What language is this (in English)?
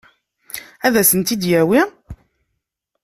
Kabyle